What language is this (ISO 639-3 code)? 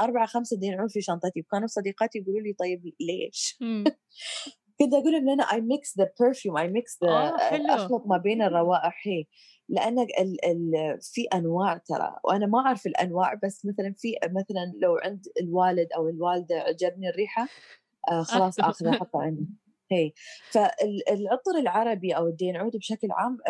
ara